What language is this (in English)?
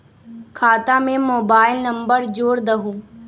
Magahi